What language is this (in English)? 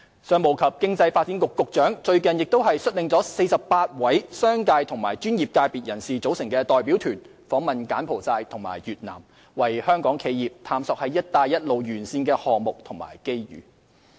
Cantonese